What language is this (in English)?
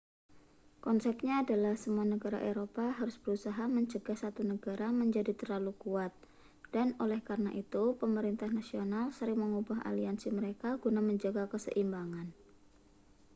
Indonesian